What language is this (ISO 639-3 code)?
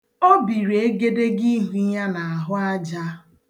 ibo